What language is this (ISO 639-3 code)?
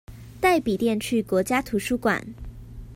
zho